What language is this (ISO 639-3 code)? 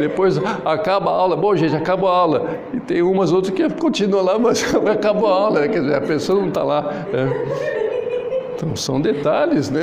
por